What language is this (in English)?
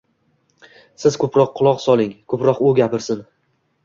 Uzbek